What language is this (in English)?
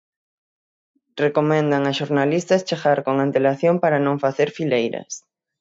Galician